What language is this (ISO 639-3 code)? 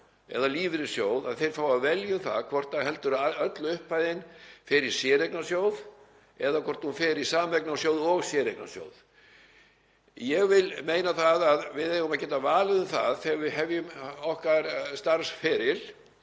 isl